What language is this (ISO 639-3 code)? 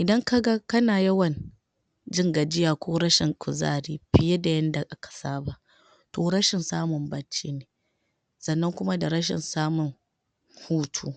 hau